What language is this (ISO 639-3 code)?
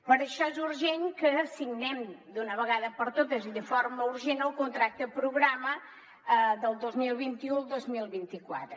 cat